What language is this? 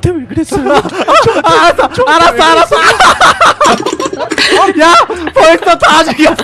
Korean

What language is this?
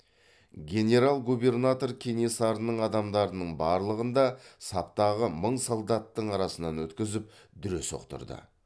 Kazakh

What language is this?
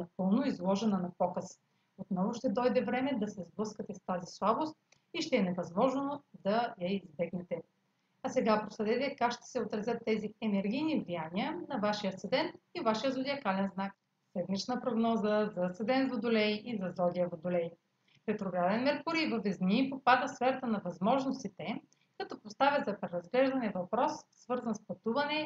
Bulgarian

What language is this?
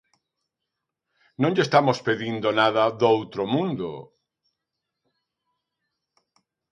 Galician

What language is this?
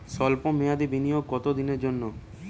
Bangla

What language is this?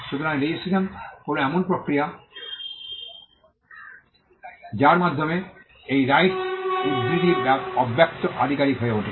Bangla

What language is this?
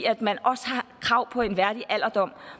Danish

